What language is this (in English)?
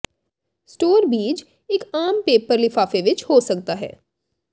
Punjabi